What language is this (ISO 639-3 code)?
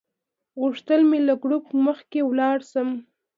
pus